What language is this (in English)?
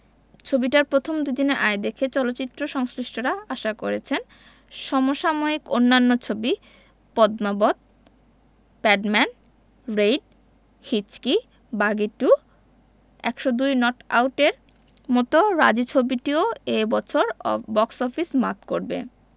Bangla